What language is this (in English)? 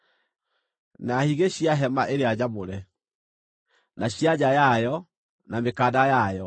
Kikuyu